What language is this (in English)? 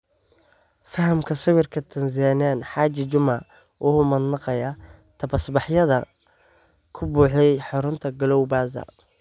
Somali